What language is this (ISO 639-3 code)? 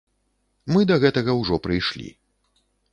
bel